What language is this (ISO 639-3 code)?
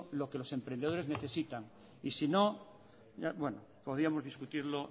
spa